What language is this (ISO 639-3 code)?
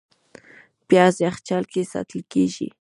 pus